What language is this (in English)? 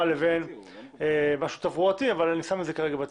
Hebrew